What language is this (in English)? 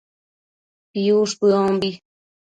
Matsés